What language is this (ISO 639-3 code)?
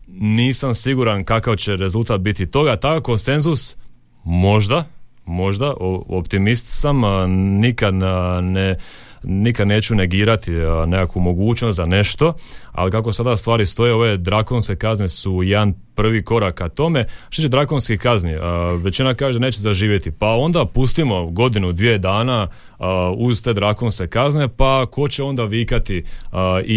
hrv